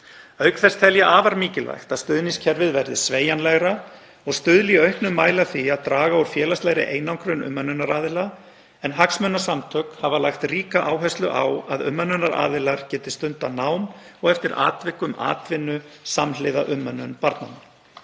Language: Icelandic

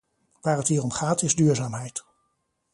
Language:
Dutch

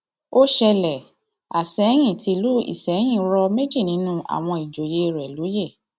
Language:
Yoruba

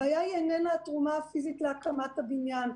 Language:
Hebrew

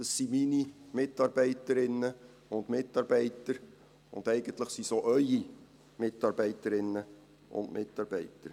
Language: Swiss German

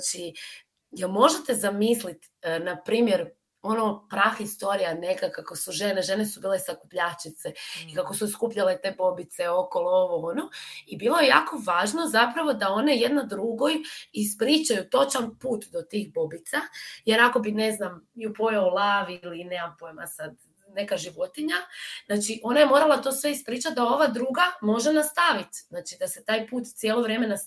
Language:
Croatian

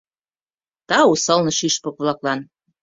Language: Mari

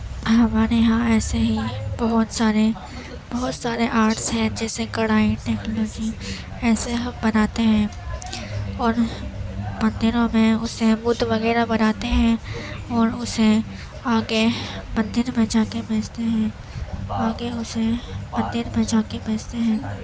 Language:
Urdu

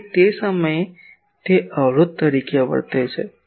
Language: Gujarati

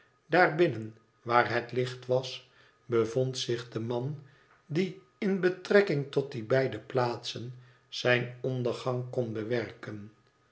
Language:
Dutch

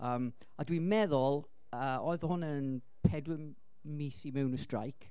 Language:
Welsh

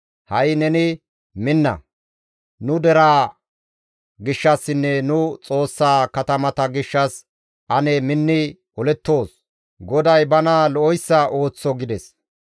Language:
Gamo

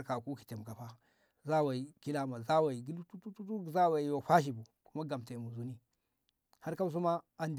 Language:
Ngamo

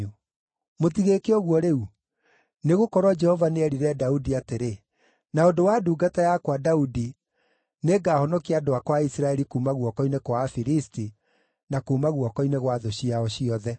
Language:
Kikuyu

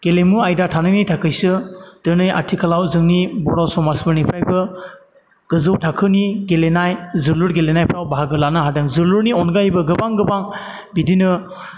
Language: Bodo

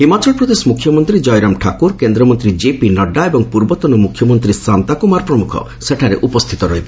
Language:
Odia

